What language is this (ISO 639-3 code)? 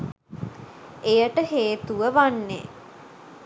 sin